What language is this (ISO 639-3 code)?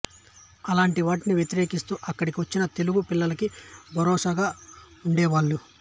tel